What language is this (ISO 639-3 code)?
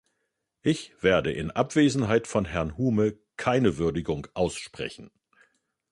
deu